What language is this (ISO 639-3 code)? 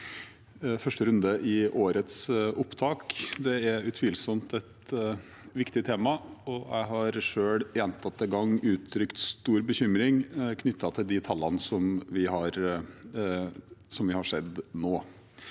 nor